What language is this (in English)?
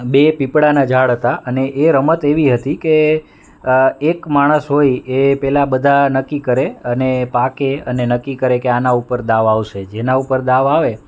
Gujarati